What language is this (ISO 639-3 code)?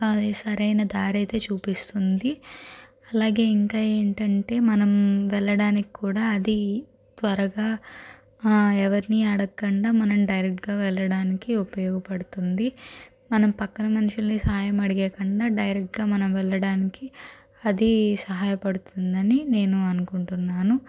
tel